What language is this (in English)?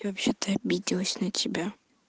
Russian